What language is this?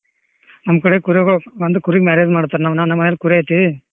Kannada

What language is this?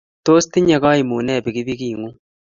Kalenjin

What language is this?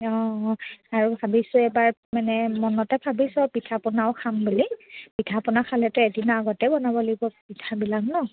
Assamese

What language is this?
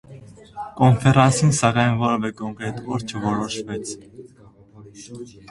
Armenian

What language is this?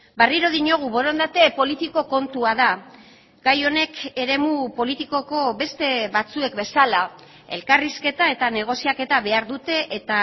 Basque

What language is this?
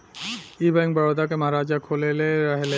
Bhojpuri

